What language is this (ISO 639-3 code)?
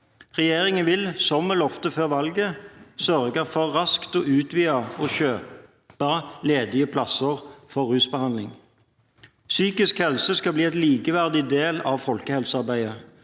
nor